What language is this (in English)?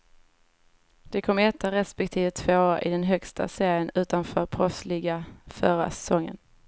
Swedish